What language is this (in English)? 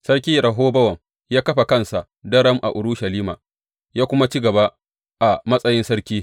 Hausa